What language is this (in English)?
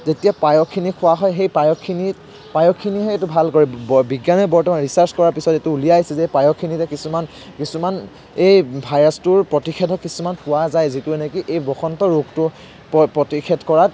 Assamese